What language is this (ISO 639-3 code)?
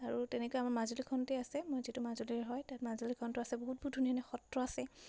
asm